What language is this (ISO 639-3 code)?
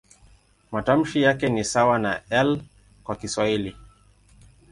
swa